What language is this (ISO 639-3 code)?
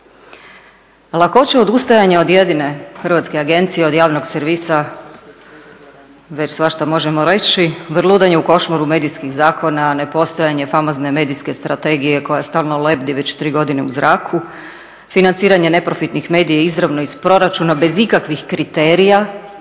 hrv